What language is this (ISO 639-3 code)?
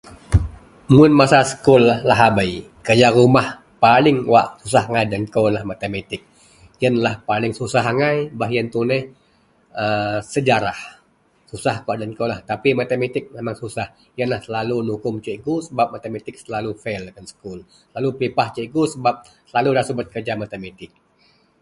mel